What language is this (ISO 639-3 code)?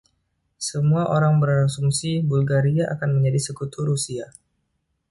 ind